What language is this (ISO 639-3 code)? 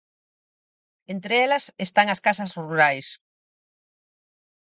glg